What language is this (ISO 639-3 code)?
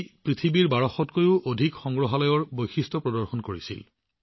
asm